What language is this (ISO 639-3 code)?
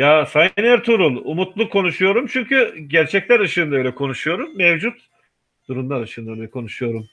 tur